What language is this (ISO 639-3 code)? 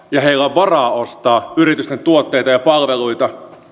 fin